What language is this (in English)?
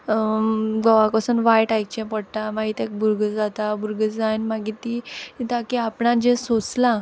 Konkani